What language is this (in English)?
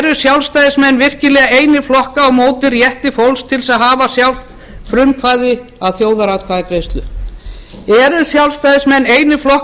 Icelandic